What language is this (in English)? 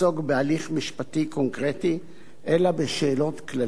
Hebrew